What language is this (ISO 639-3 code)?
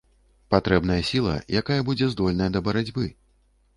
bel